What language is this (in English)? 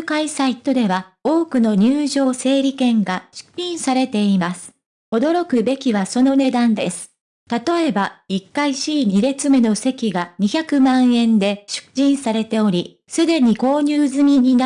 Japanese